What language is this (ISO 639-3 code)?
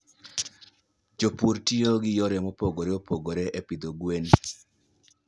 luo